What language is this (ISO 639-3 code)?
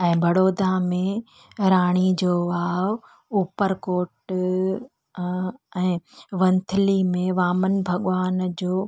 snd